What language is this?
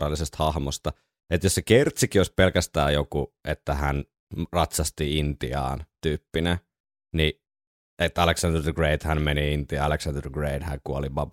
Finnish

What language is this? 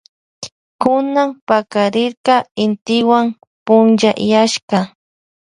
Loja Highland Quichua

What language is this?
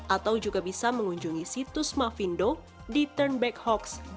Indonesian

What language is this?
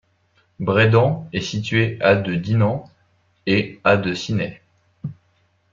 French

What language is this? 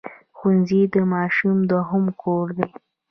Pashto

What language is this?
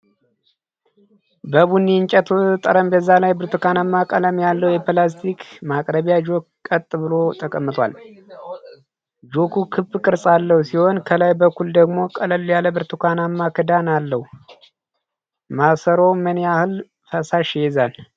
Amharic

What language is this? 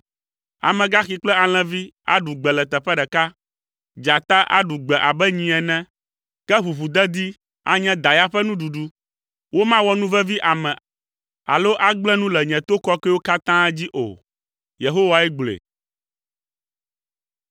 Ewe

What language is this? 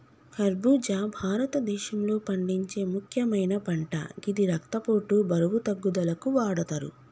Telugu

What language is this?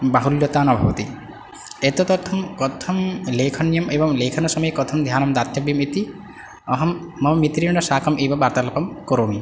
Sanskrit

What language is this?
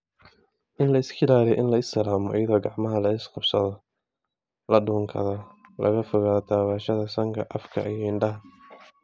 Somali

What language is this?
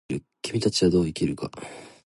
Japanese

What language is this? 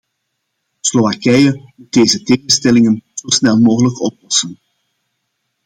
Dutch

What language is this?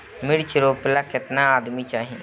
Bhojpuri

